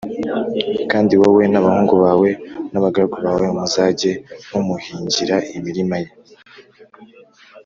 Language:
Kinyarwanda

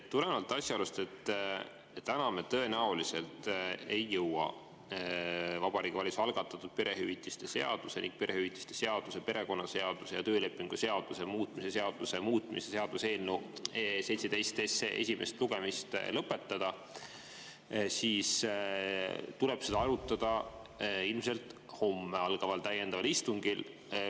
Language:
Estonian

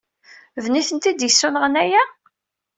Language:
Kabyle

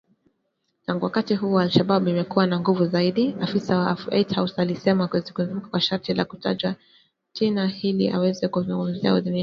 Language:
Swahili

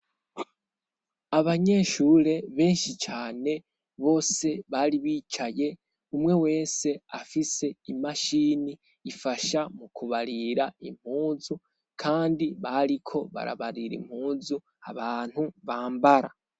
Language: Rundi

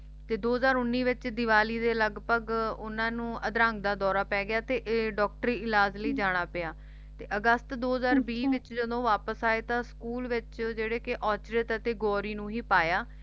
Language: Punjabi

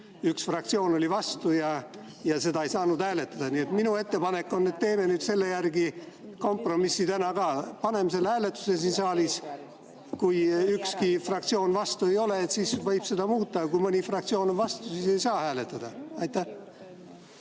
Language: Estonian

